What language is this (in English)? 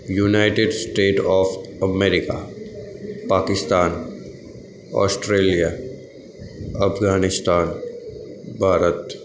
Gujarati